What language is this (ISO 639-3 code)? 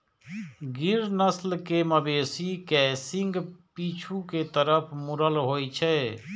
mai